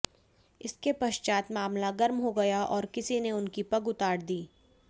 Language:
Hindi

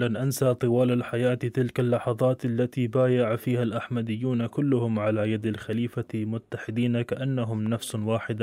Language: Arabic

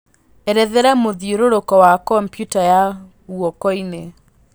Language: Kikuyu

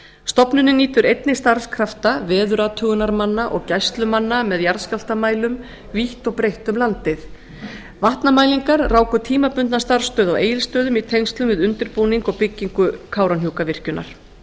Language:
Icelandic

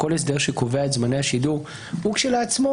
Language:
Hebrew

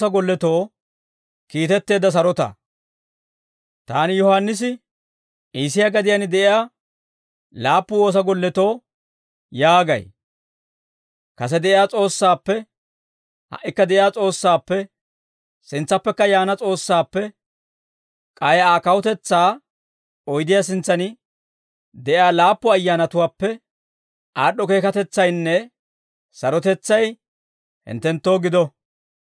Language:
Dawro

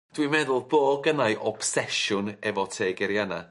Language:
Welsh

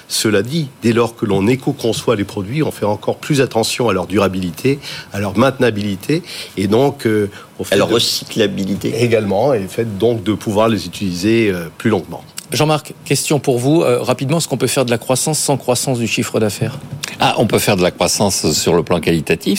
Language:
French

